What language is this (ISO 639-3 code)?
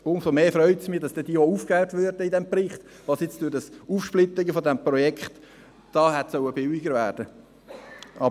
gsw